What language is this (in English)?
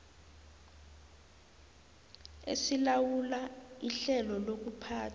South Ndebele